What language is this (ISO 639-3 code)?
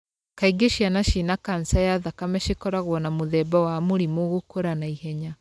kik